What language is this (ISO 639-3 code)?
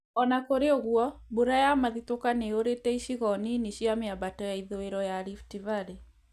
kik